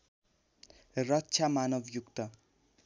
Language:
Nepali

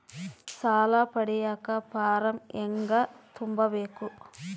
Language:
Kannada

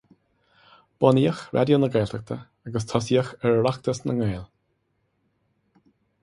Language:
Irish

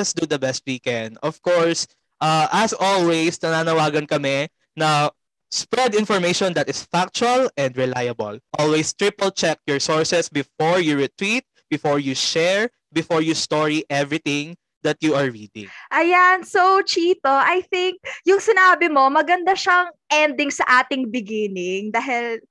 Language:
Filipino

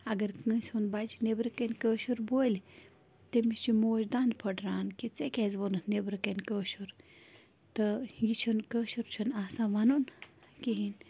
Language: Kashmiri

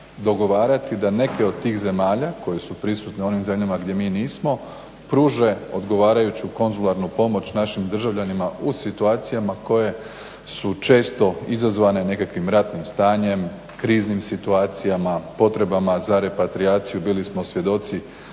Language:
Croatian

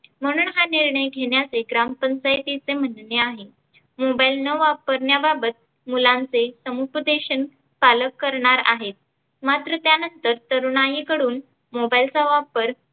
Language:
Marathi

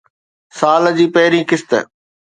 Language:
Sindhi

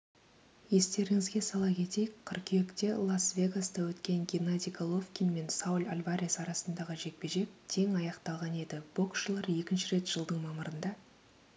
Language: Kazakh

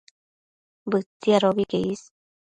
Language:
Matsés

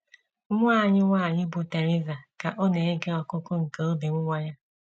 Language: Igbo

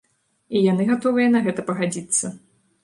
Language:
Belarusian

